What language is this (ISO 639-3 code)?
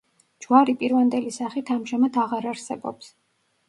kat